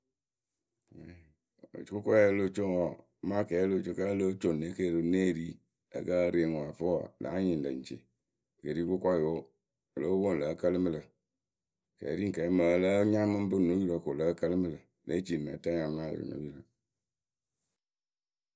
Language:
Akebu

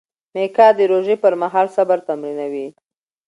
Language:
Pashto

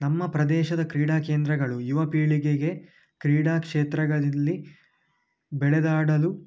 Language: Kannada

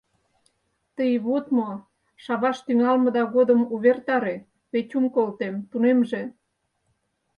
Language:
Mari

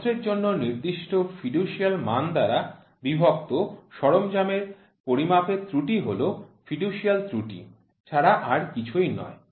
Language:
Bangla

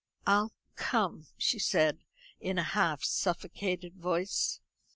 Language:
English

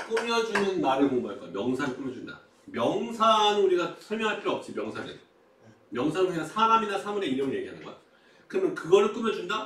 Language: Korean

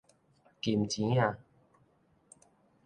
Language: Min Nan Chinese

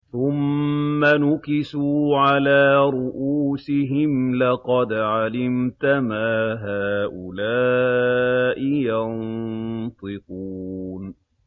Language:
Arabic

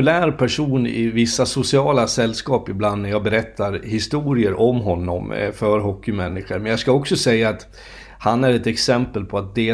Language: Swedish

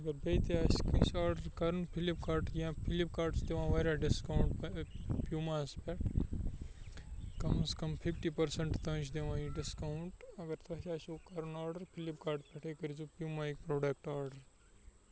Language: Kashmiri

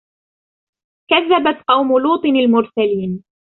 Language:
Arabic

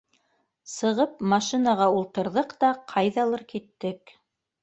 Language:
Bashkir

